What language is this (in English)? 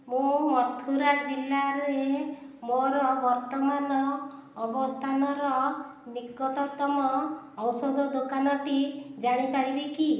Odia